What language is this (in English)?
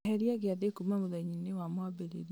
Kikuyu